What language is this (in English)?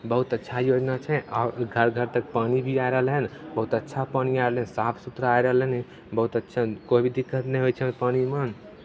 Maithili